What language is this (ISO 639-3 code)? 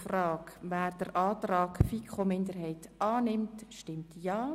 gsw